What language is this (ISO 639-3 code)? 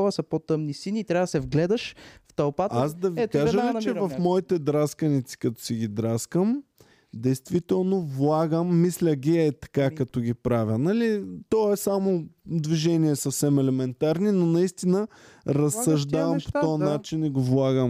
bul